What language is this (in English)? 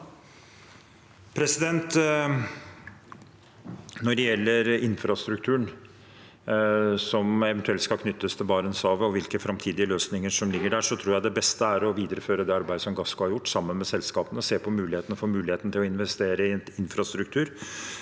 Norwegian